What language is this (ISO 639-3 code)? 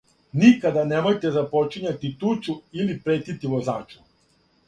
srp